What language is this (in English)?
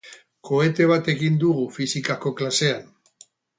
Basque